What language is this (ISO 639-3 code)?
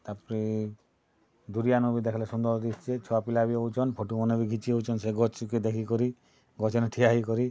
ori